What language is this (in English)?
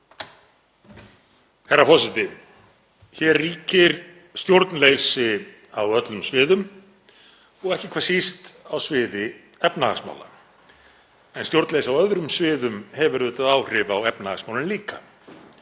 Icelandic